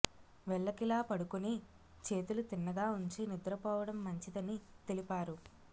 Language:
Telugu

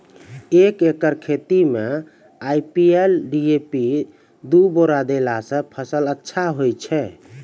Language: Maithili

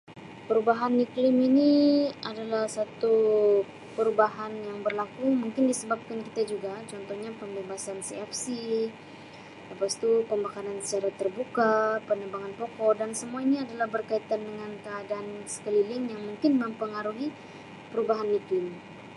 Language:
Sabah Malay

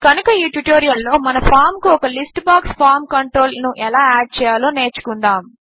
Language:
Telugu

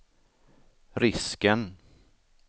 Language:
Swedish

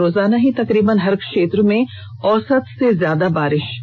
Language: Hindi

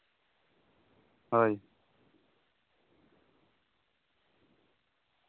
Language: Santali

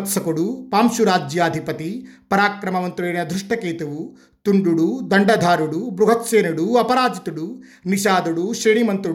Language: Telugu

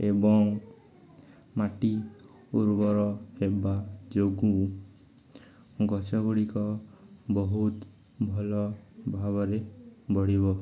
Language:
Odia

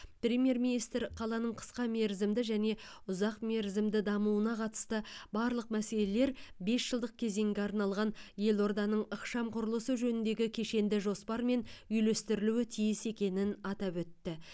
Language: Kazakh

